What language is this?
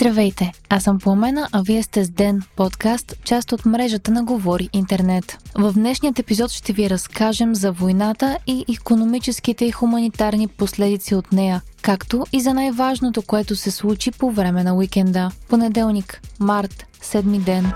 Bulgarian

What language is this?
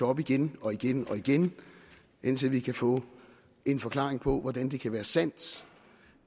Danish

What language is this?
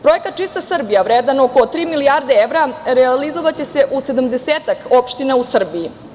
Serbian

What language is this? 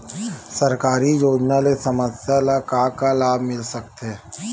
Chhattisgarhi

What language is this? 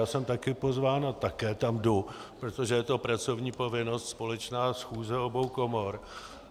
Czech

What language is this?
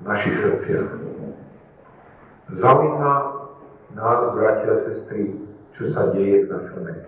Slovak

